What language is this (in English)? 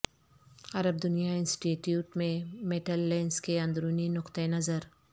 Urdu